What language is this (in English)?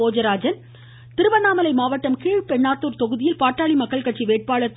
Tamil